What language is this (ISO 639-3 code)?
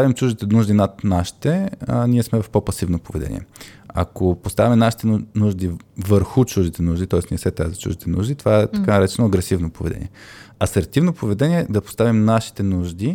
bul